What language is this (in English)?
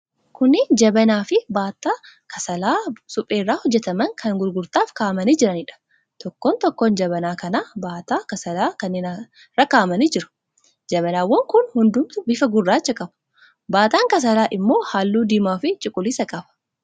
Oromo